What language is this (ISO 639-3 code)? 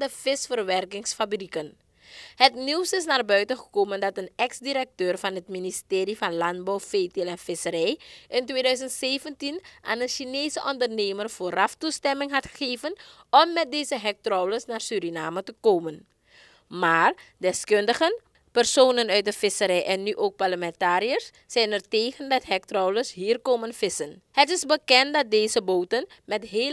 nld